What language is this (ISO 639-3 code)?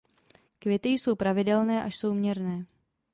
ces